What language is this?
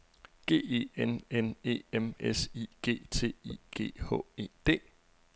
Danish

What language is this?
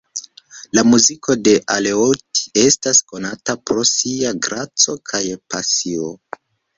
Esperanto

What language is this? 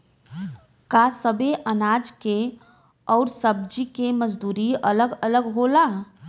Bhojpuri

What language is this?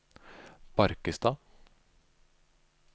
Norwegian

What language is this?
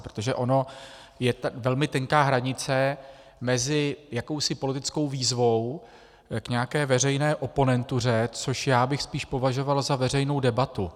Czech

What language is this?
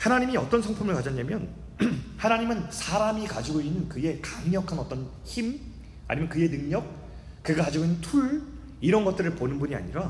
Korean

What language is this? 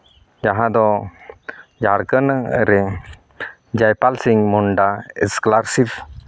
Santali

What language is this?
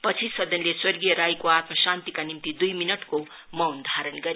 Nepali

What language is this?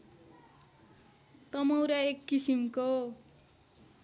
Nepali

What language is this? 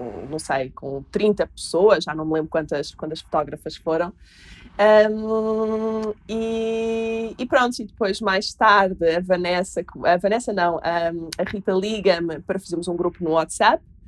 Portuguese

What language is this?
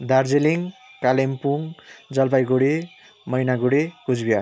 Nepali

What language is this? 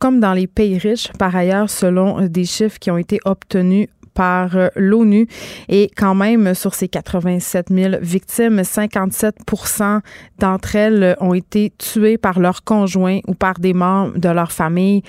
French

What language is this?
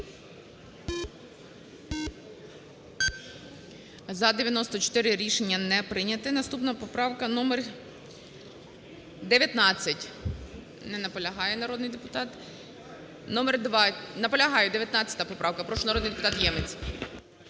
Ukrainian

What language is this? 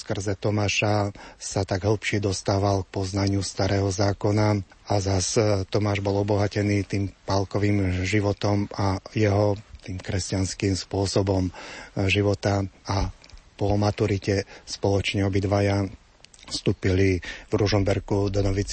Slovak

